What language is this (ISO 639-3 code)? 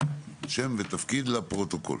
heb